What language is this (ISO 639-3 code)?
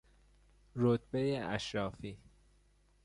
fas